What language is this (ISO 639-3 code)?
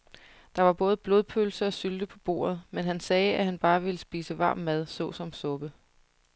dan